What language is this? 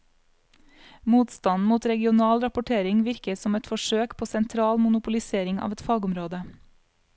Norwegian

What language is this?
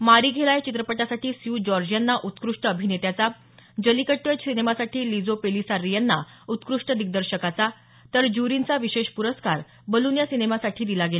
Marathi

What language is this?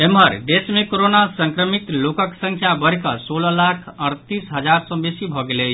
Maithili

